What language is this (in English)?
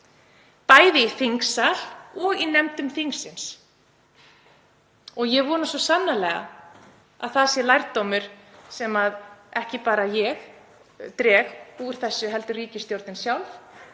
Icelandic